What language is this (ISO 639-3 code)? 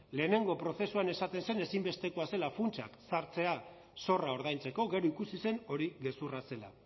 eus